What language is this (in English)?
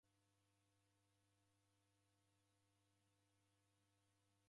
Taita